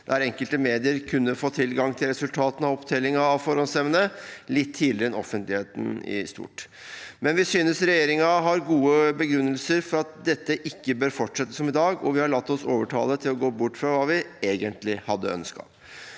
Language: Norwegian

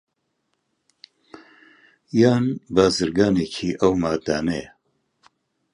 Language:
Central Kurdish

